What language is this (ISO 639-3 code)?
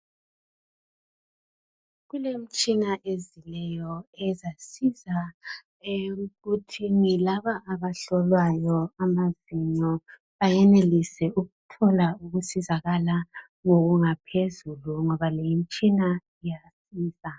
nde